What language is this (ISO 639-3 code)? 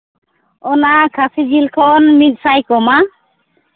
sat